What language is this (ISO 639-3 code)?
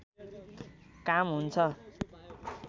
nep